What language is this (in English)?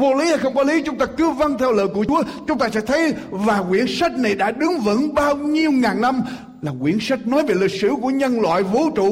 Vietnamese